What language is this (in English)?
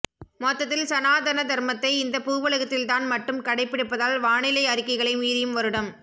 Tamil